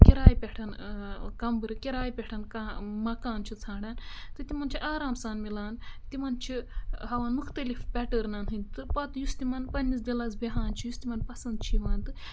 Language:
Kashmiri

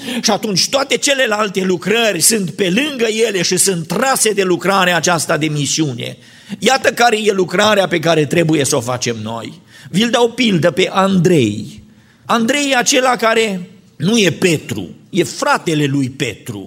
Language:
Romanian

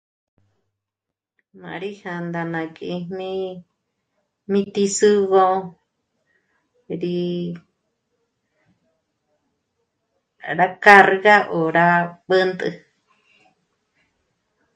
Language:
Michoacán Mazahua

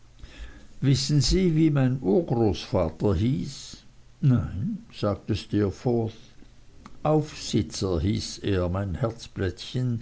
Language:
German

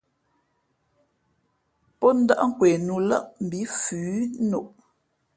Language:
Fe'fe'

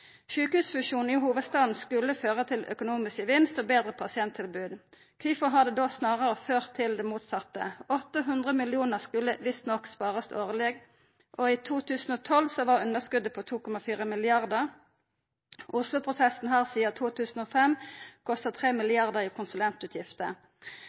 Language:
Norwegian Nynorsk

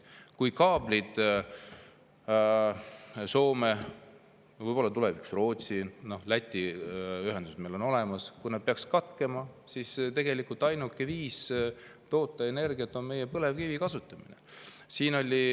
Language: Estonian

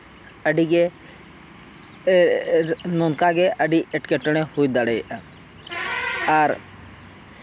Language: Santali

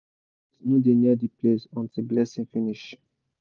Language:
Nigerian Pidgin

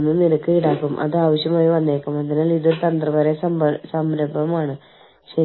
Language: Malayalam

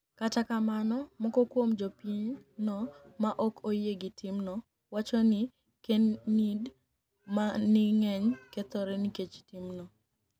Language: Luo (Kenya and Tanzania)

